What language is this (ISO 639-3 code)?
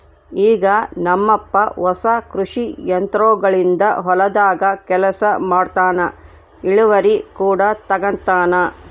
kan